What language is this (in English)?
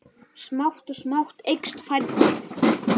Icelandic